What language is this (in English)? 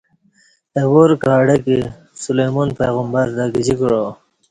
Kati